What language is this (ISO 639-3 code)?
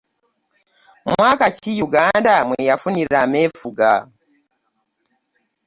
lug